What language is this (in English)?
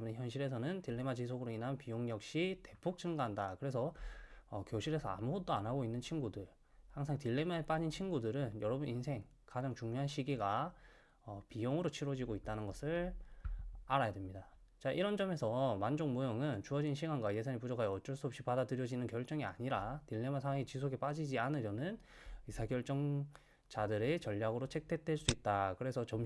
Korean